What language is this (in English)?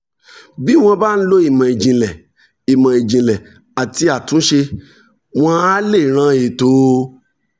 Yoruba